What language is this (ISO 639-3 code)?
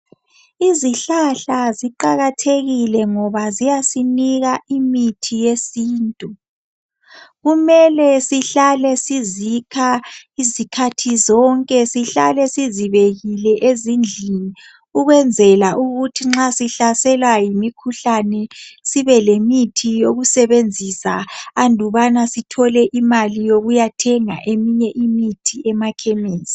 nde